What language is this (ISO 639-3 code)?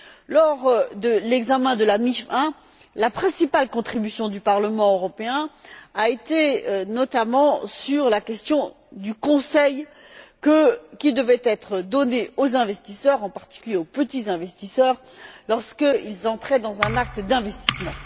fra